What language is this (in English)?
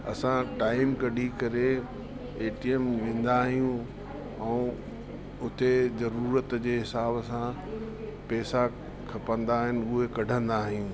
Sindhi